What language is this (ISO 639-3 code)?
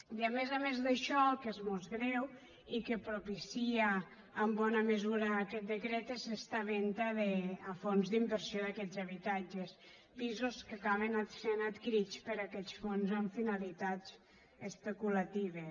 cat